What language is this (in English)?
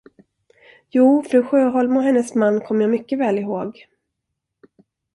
Swedish